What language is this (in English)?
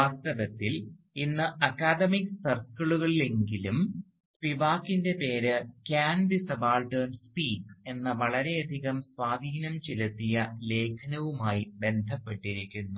Malayalam